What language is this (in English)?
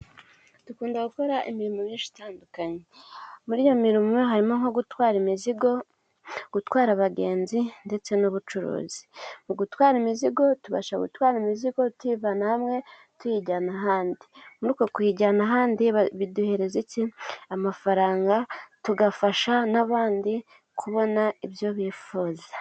Kinyarwanda